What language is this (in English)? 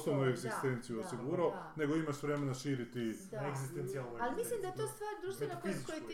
Croatian